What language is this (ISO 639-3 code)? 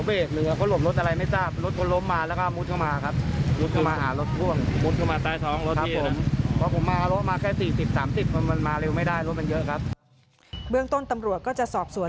tha